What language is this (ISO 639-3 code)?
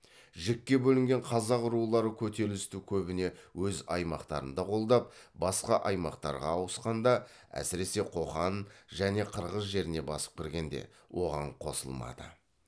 kaz